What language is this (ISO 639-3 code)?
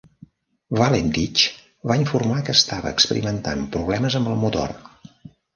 cat